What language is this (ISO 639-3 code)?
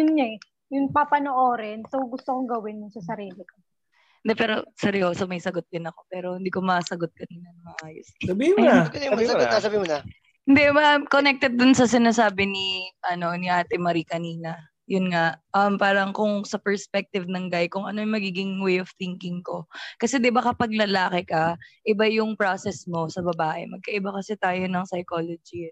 fil